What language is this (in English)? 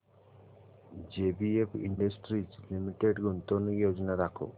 Marathi